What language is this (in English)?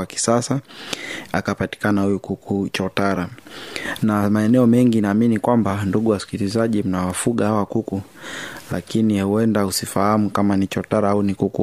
Swahili